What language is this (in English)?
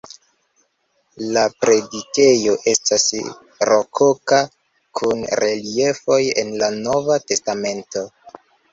Esperanto